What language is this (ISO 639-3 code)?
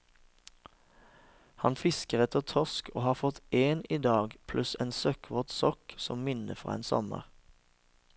nor